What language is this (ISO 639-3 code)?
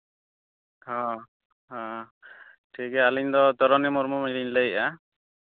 sat